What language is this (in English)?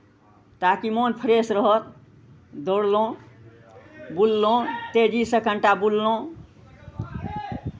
Maithili